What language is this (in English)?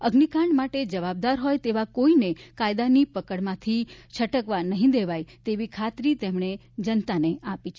Gujarati